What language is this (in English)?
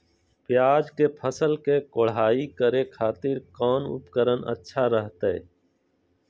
Magahi